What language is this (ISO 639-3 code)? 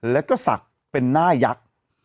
tha